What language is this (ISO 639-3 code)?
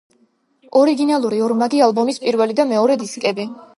kat